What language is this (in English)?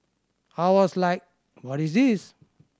English